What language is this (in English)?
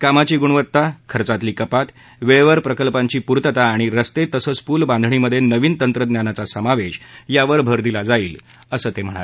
Marathi